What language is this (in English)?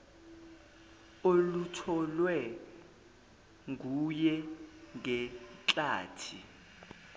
Zulu